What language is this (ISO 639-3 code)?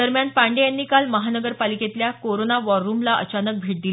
mar